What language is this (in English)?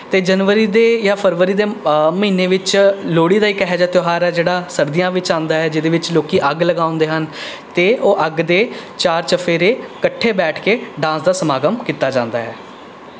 Punjabi